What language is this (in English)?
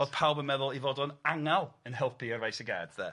Welsh